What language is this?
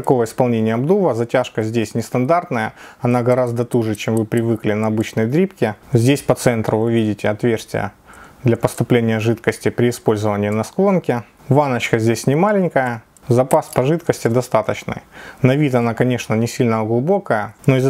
Russian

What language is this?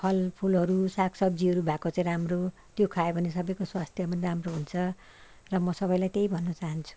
Nepali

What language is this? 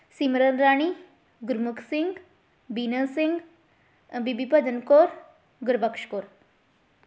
Punjabi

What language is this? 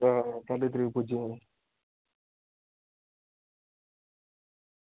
Dogri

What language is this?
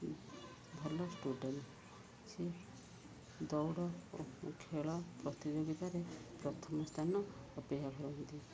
Odia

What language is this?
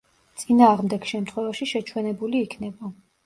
Georgian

